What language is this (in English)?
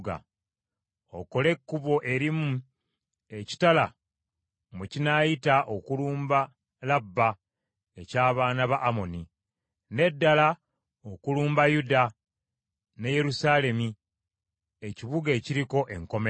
Ganda